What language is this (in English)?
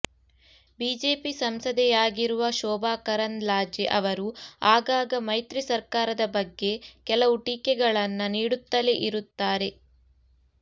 Kannada